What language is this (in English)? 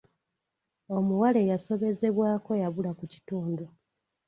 Ganda